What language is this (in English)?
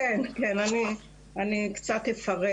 Hebrew